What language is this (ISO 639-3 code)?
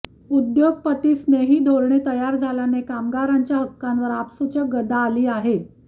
mar